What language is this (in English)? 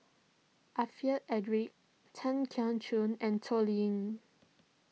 English